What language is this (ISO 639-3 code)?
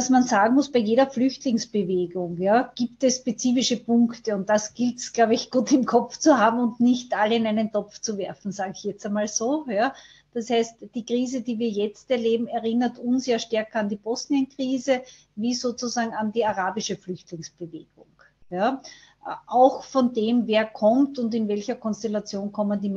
deu